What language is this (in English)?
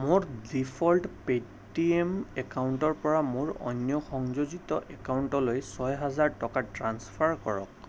Assamese